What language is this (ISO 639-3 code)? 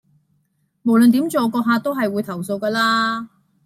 yue